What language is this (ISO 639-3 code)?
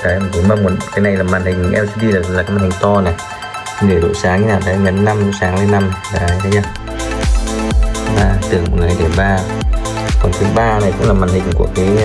vie